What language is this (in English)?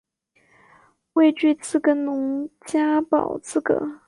Chinese